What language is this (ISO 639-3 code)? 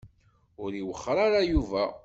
kab